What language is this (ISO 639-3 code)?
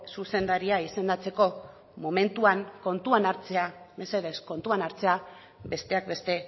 eus